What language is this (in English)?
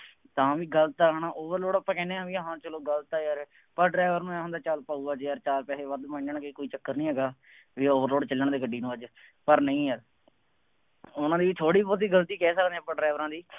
Punjabi